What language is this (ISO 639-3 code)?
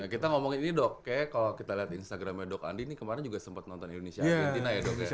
ind